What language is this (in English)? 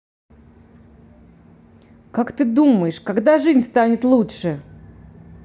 Russian